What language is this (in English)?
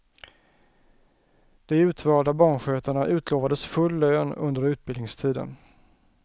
Swedish